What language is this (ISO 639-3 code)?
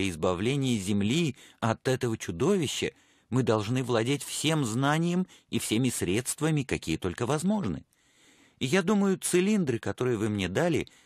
rus